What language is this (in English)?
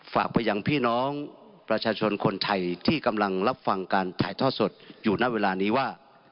Thai